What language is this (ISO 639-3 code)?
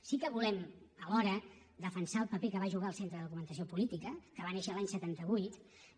cat